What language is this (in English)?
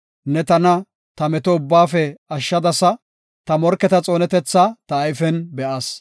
Gofa